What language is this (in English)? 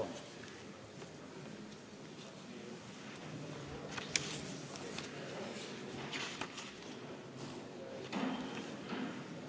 Estonian